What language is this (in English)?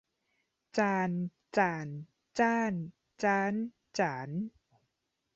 Thai